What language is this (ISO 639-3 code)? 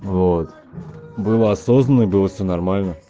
rus